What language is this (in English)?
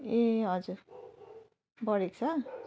Nepali